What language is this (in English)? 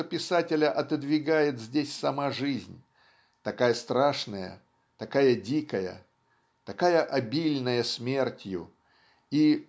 Russian